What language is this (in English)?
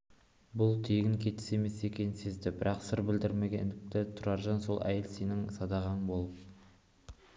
Kazakh